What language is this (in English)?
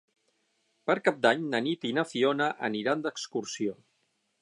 Catalan